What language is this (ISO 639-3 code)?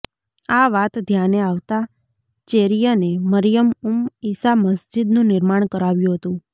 guj